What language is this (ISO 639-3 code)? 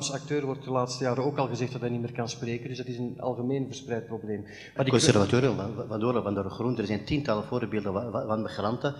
nld